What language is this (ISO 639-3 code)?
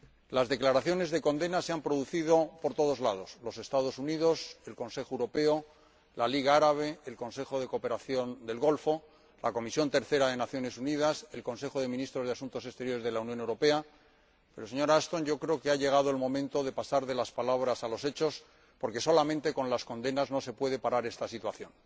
spa